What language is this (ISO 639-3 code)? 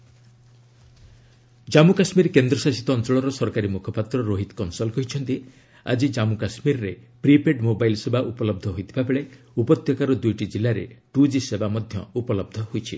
ori